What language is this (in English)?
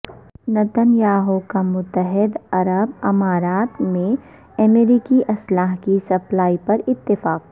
Urdu